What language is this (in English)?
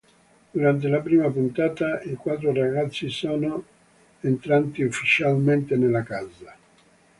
Italian